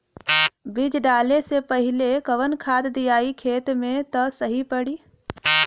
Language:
Bhojpuri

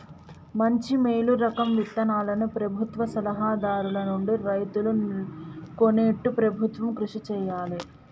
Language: Telugu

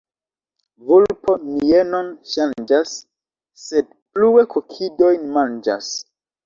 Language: Esperanto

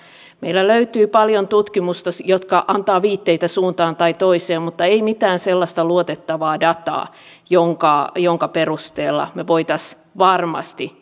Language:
Finnish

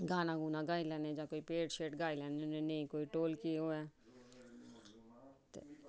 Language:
Dogri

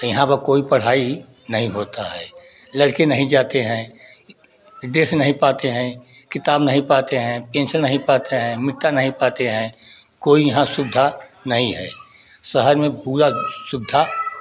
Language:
Hindi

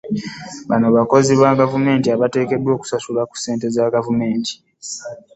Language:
Ganda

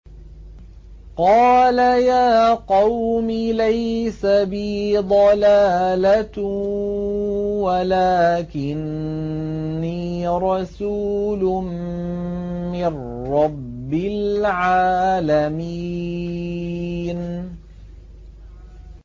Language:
Arabic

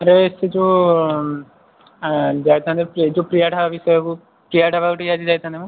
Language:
Odia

